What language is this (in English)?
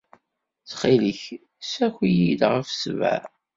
Kabyle